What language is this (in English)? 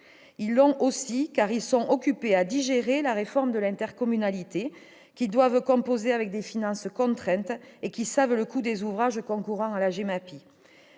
French